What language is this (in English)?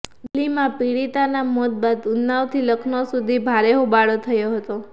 Gujarati